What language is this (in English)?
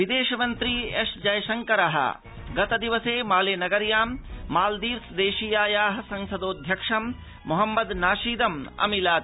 Sanskrit